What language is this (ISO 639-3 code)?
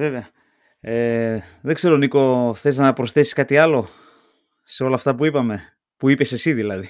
ell